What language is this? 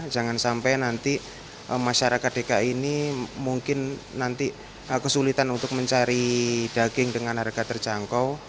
Indonesian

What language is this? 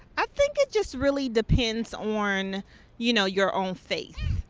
English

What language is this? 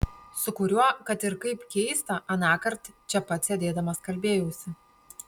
Lithuanian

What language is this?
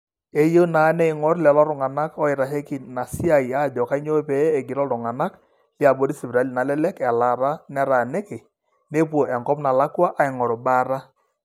Masai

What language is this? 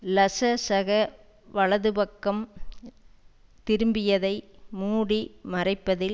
Tamil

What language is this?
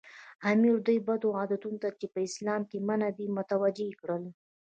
Pashto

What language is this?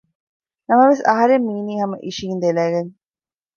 Divehi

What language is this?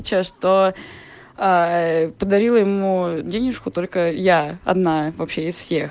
Russian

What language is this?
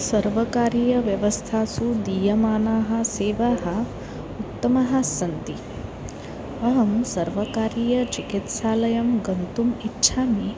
Sanskrit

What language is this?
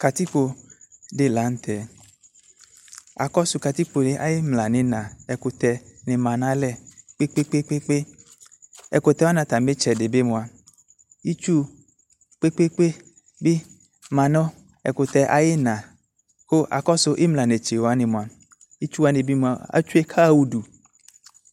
Ikposo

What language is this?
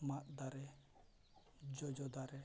Santali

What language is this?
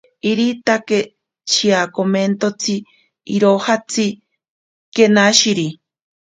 Ashéninka Perené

